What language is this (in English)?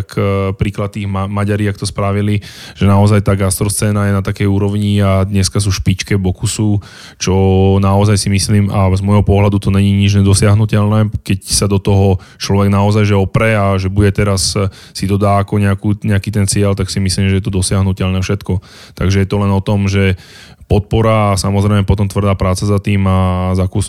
Slovak